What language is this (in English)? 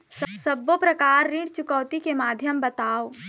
Chhattisgarhi